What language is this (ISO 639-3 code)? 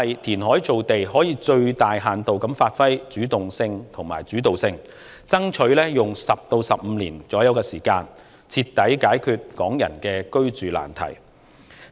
yue